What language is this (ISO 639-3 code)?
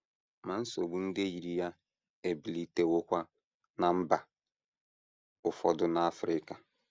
ibo